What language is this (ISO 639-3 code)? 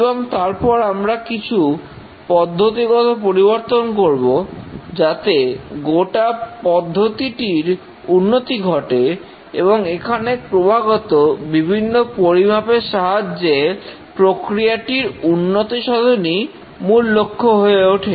ben